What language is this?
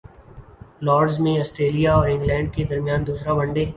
Urdu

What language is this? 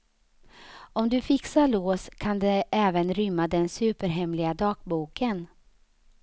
Swedish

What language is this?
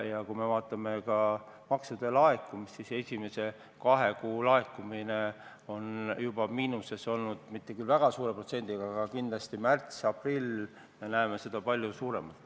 Estonian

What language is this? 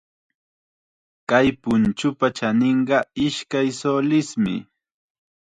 Chiquián Ancash Quechua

